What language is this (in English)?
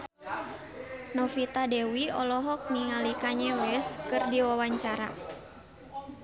Sundanese